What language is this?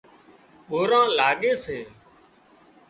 Wadiyara Koli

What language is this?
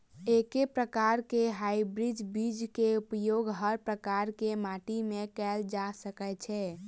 Maithili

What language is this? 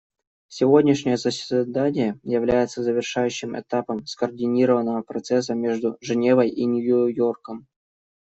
Russian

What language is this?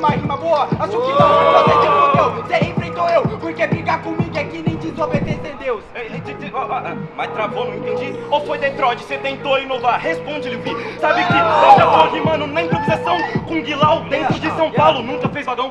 Portuguese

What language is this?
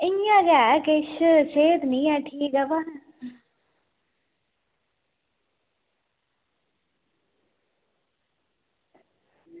Dogri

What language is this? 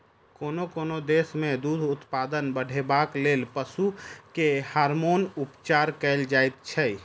Maithili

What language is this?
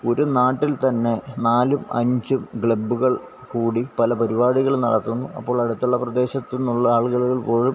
Malayalam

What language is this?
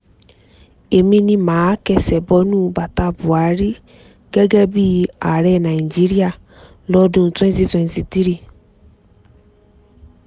Yoruba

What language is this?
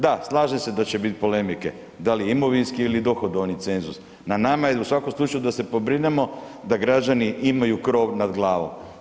Croatian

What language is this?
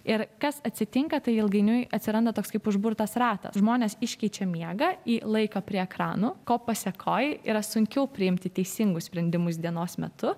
Lithuanian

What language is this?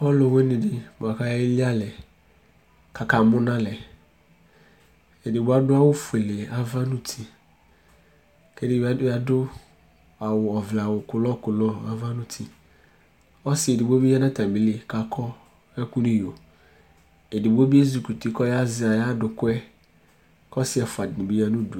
Ikposo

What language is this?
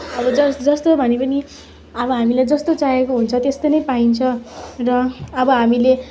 Nepali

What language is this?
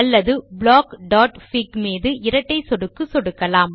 Tamil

